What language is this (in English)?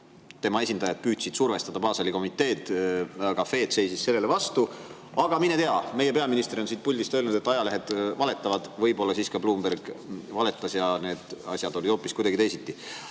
Estonian